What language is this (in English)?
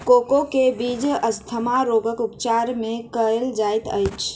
Maithili